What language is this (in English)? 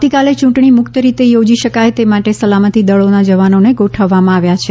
Gujarati